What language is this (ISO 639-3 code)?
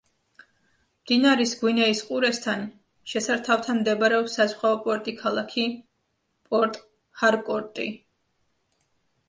kat